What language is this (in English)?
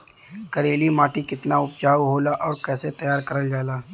Bhojpuri